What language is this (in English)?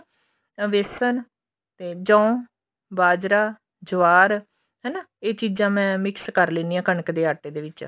Punjabi